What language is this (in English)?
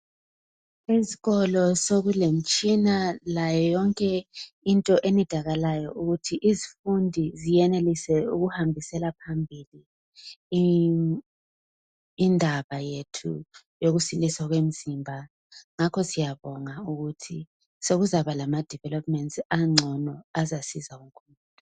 North Ndebele